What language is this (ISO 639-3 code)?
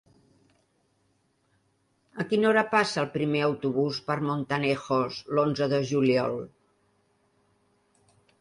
cat